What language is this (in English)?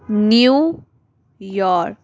Punjabi